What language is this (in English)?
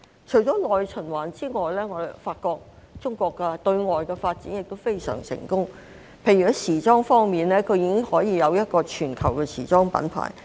Cantonese